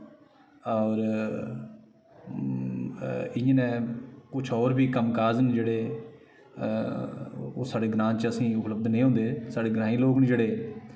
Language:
Dogri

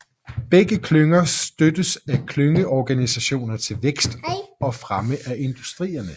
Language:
Danish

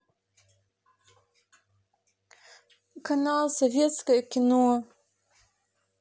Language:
Russian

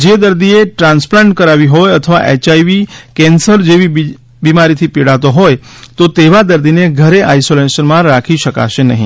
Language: Gujarati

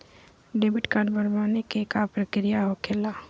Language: Magahi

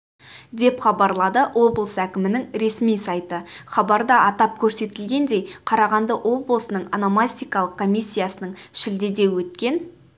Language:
Kazakh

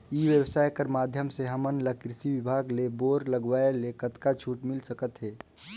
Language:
Chhattisgarhi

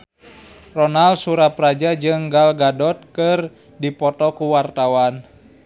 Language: Sundanese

